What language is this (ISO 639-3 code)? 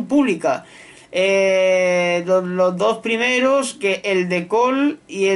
spa